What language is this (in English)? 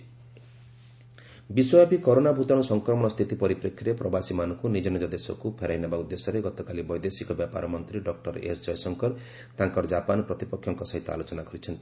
Odia